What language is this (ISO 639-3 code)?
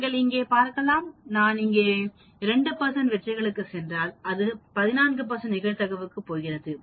tam